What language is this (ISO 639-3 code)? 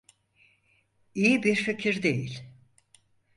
tur